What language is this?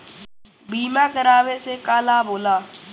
Bhojpuri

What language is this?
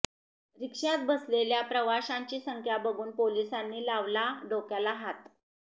Marathi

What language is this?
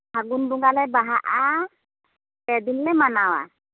Santali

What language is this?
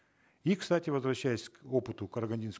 Kazakh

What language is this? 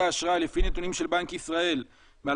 Hebrew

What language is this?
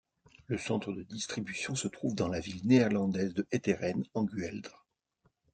French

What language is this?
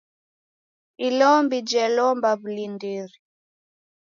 Taita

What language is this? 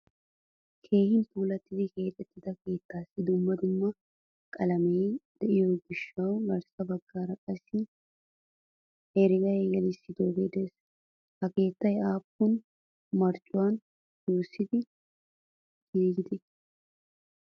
Wolaytta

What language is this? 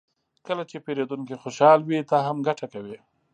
Pashto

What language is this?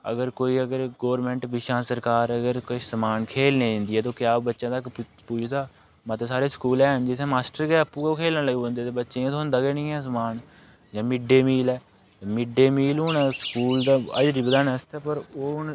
Dogri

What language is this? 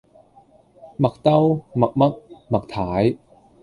Cantonese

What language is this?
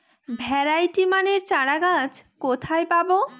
Bangla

